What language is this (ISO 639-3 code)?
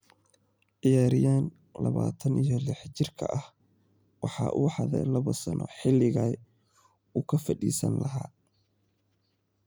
som